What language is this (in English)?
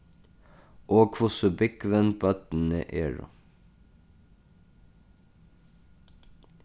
Faroese